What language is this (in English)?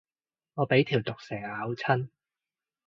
Cantonese